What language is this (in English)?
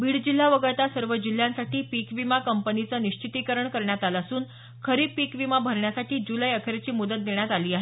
Marathi